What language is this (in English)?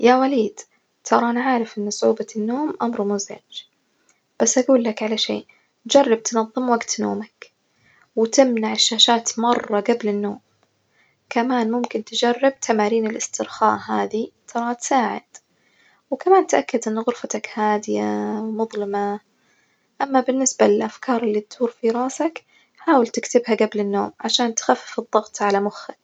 Najdi Arabic